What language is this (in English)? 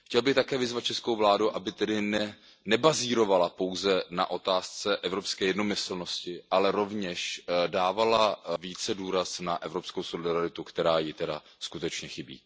Czech